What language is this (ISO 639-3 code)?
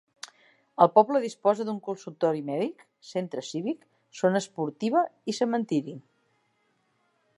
cat